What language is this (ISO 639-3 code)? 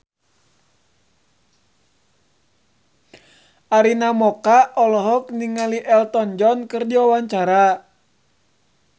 sun